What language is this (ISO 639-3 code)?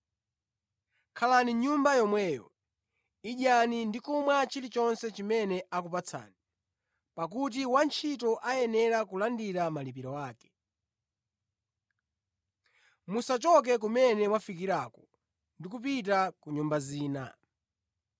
nya